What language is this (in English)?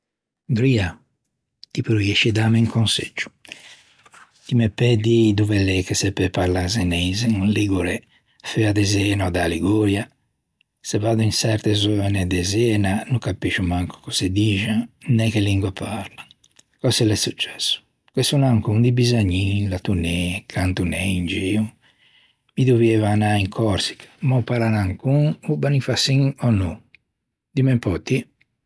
Ligurian